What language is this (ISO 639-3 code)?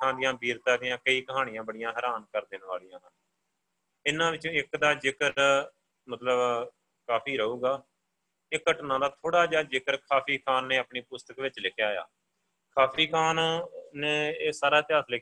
pan